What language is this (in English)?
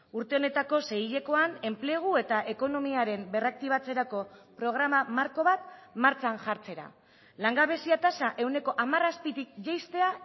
Basque